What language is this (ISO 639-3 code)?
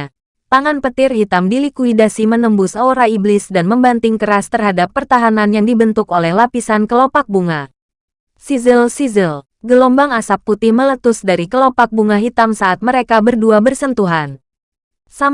ind